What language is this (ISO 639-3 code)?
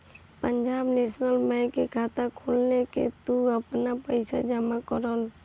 bho